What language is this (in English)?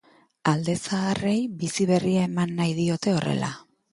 Basque